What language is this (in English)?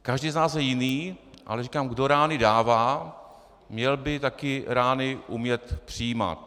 Czech